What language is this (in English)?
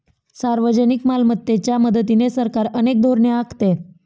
Marathi